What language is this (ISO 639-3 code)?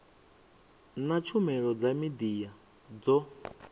ven